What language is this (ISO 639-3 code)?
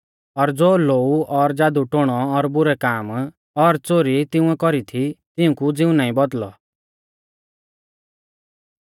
bfz